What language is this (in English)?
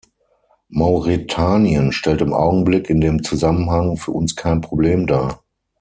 German